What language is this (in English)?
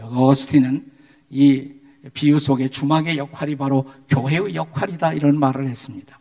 Korean